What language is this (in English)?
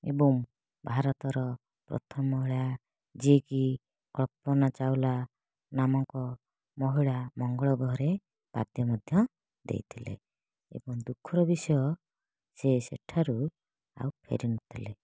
Odia